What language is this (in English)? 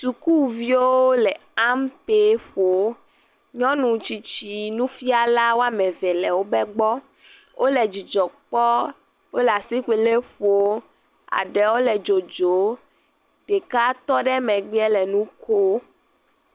Ewe